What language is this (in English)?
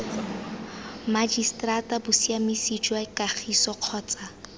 Tswana